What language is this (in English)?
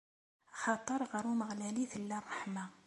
Kabyle